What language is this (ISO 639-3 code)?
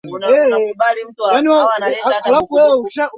swa